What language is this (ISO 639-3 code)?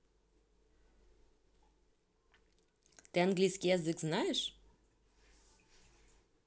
rus